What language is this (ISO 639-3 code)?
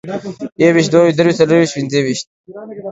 pus